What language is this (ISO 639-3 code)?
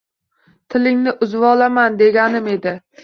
uzb